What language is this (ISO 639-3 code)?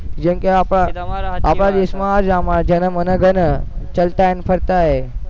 guj